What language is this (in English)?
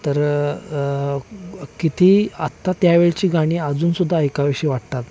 Marathi